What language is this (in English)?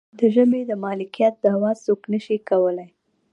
Pashto